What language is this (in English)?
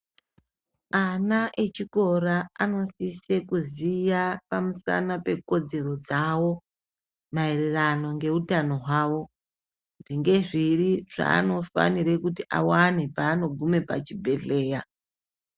Ndau